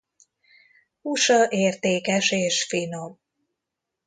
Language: Hungarian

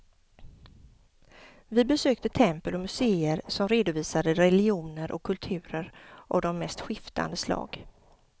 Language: Swedish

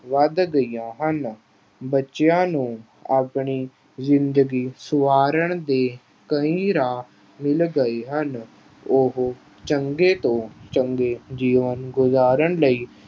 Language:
Punjabi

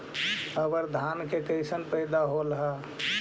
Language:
Magahi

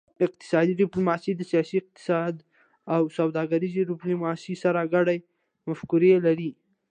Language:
Pashto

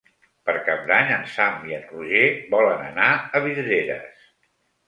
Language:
Catalan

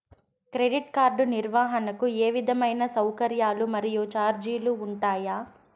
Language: Telugu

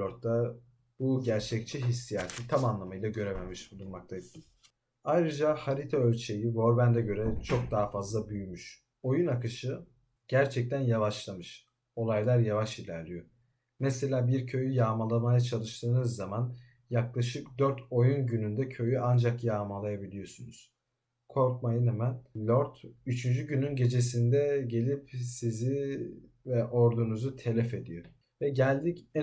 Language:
Turkish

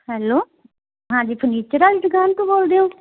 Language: Punjabi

